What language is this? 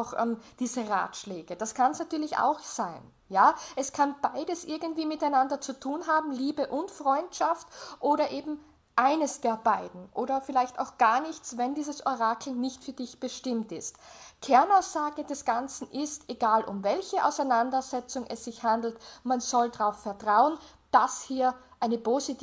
German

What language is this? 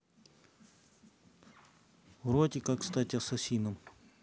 Russian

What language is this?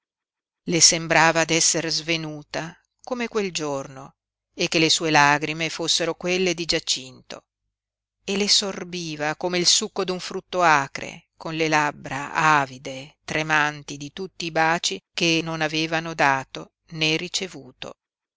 Italian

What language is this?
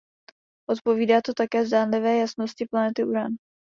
Czech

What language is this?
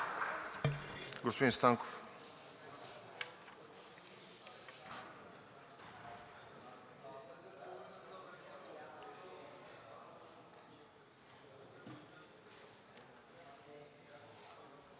Bulgarian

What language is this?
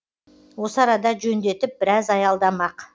Kazakh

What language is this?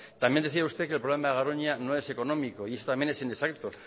Spanish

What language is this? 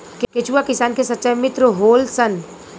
Bhojpuri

